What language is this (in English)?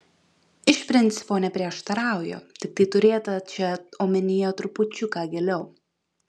Lithuanian